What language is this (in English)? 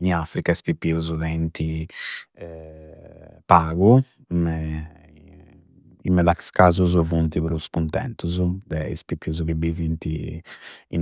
Campidanese Sardinian